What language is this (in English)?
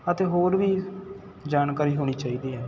Punjabi